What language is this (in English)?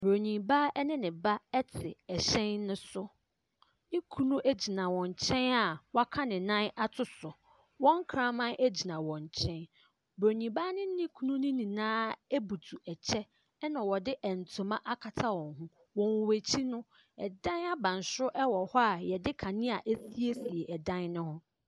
Akan